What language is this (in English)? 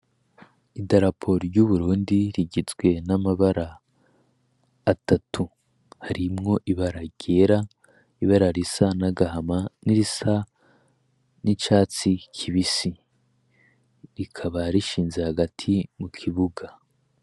Rundi